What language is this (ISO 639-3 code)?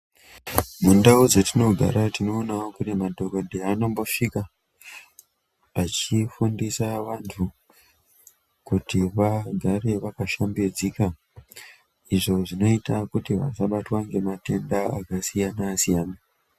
ndc